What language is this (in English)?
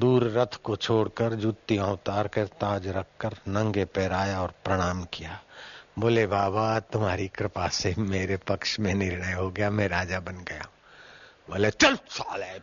Hindi